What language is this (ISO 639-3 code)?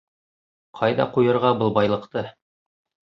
bak